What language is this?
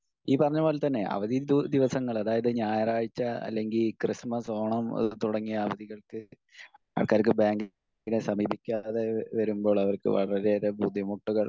Malayalam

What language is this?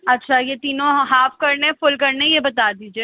Urdu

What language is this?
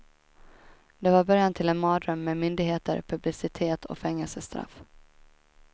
Swedish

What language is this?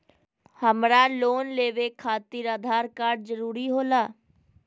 Magahi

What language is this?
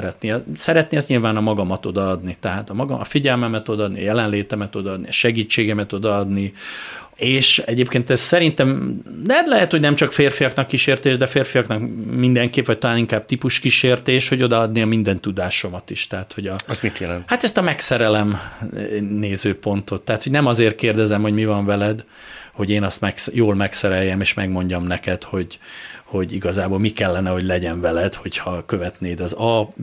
Hungarian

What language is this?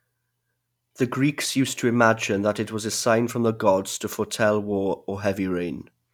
English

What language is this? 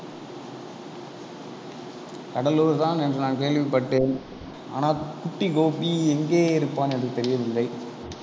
Tamil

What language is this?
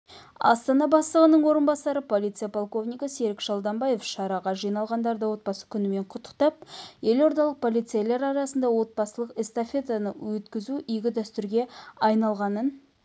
Kazakh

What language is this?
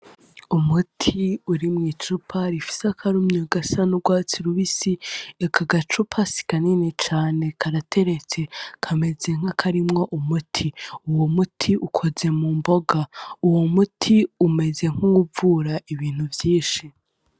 Rundi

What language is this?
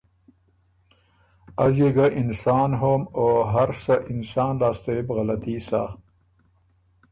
Ormuri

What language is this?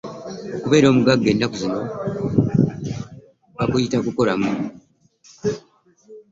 Ganda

